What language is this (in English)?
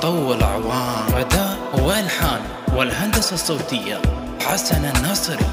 Arabic